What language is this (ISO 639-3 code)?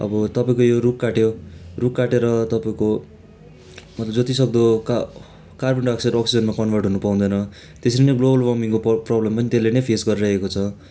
nep